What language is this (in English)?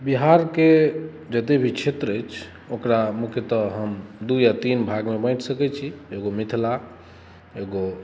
Maithili